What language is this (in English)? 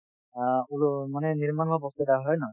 Assamese